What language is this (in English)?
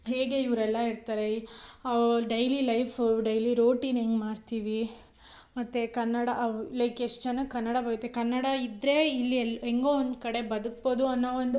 Kannada